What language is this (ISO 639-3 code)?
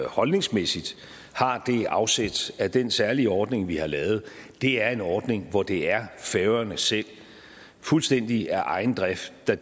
dan